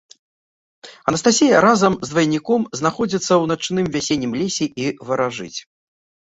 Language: Belarusian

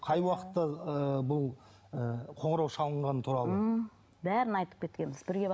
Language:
Kazakh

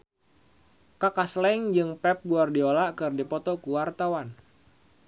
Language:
Sundanese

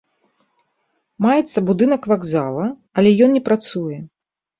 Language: Belarusian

